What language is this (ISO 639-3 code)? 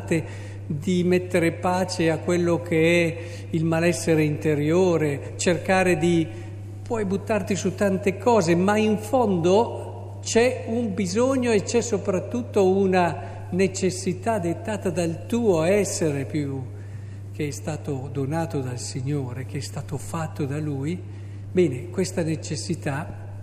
ita